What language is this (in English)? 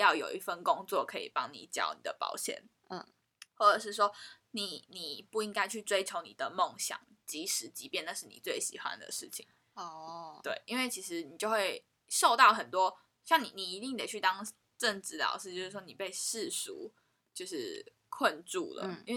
Chinese